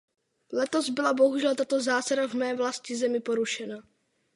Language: Czech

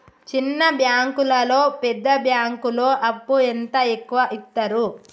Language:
Telugu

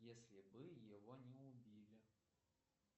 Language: Russian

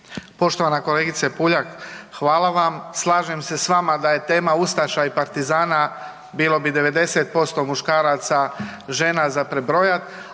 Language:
Croatian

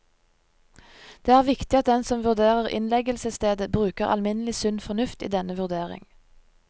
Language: Norwegian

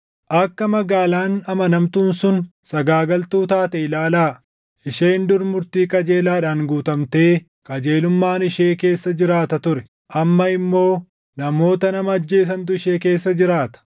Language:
Oromo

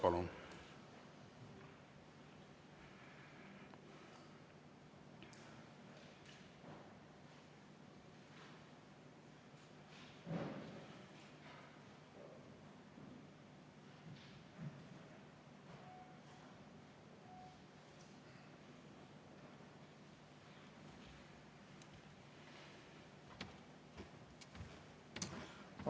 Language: Estonian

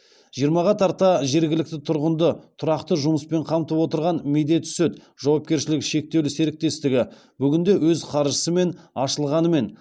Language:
Kazakh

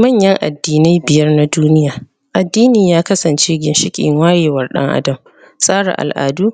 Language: Hausa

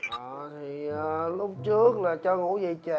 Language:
Vietnamese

